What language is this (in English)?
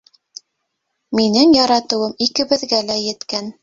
Bashkir